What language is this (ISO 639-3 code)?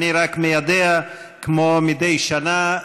heb